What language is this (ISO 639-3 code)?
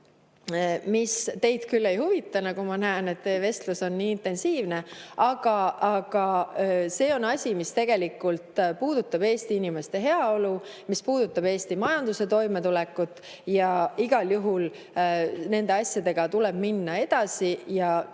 est